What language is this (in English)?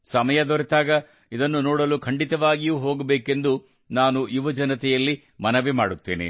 Kannada